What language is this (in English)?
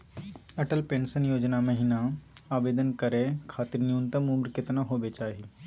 Magahi